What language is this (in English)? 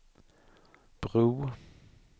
Swedish